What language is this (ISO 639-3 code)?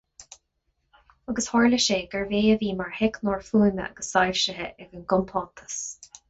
gle